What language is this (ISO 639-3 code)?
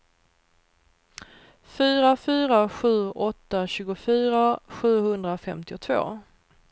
swe